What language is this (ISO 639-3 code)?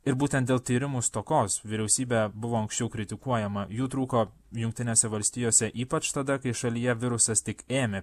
lit